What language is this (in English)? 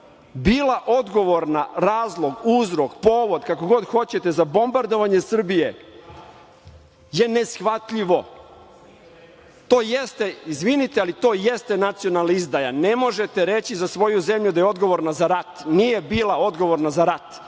Serbian